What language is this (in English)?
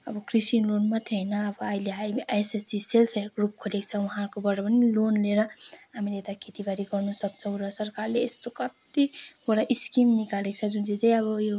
Nepali